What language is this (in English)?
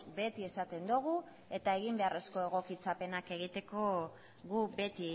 Basque